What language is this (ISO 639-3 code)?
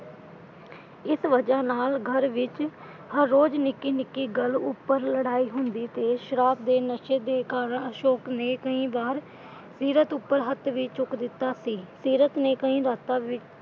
pan